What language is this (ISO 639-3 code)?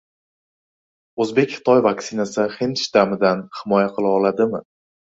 uzb